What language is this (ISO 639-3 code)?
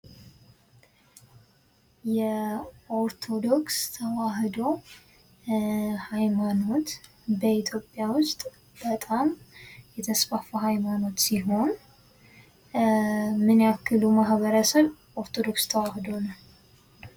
amh